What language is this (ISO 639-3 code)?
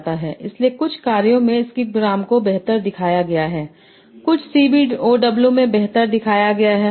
hin